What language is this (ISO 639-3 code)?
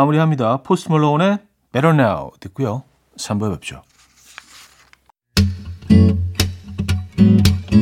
kor